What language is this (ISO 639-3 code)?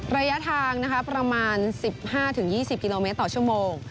tha